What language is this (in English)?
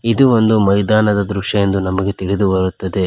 Kannada